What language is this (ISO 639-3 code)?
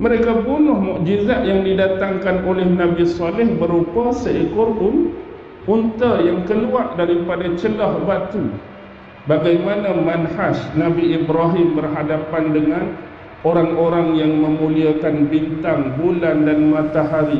msa